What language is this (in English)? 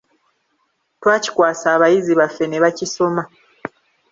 Ganda